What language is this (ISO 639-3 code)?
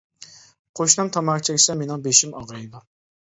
uig